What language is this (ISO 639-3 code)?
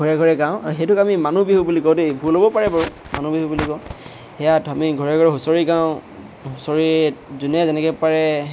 asm